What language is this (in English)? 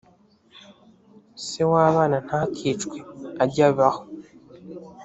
Kinyarwanda